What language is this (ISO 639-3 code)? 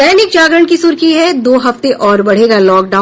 hin